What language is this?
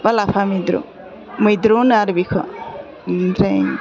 Bodo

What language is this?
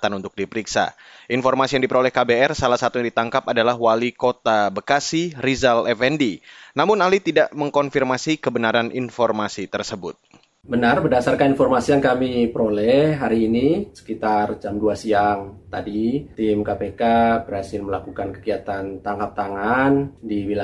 Indonesian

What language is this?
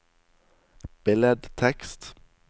Norwegian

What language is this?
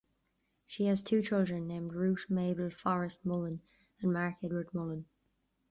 English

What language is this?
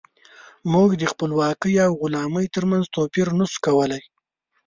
Pashto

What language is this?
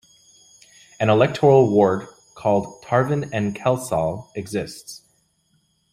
English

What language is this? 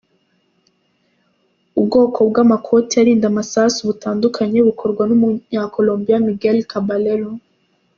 Kinyarwanda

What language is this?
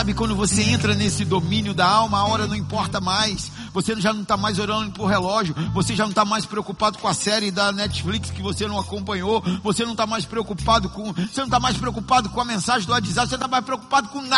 Portuguese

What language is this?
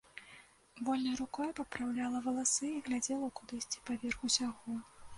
Belarusian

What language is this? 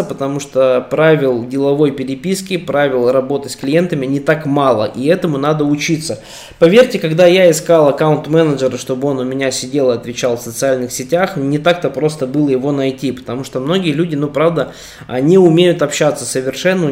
Russian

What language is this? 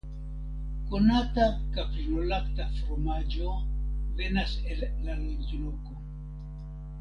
Esperanto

